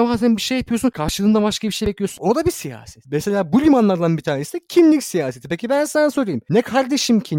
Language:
Turkish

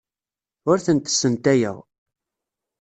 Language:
Kabyle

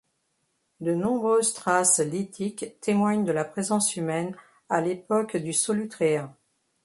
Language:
French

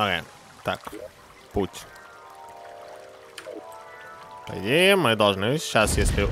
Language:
Russian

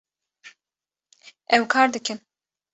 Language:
Kurdish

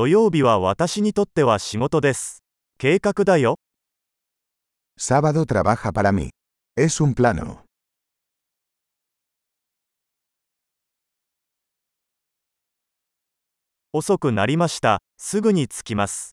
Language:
Japanese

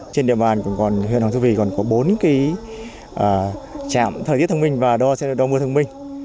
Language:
Vietnamese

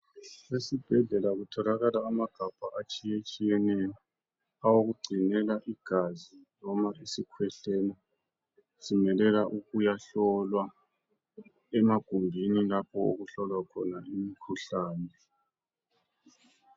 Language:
North Ndebele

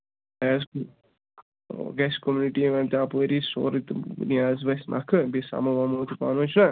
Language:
Kashmiri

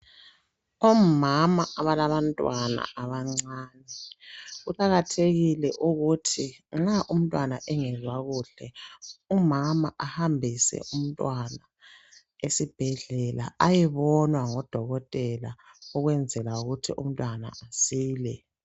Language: North Ndebele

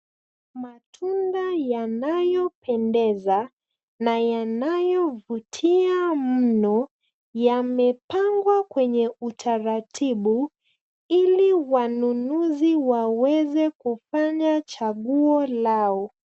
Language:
Swahili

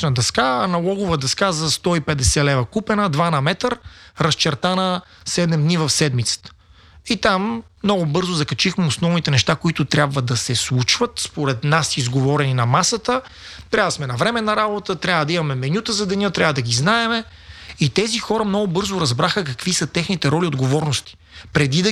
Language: Bulgarian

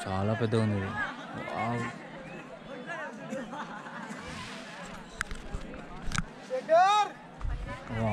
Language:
Hindi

